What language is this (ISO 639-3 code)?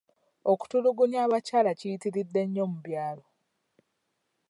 lug